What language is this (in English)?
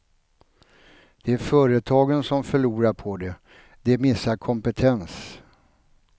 Swedish